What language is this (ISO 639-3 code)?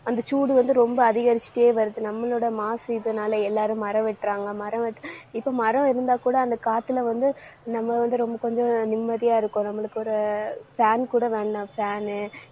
tam